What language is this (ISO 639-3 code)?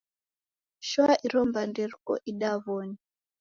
dav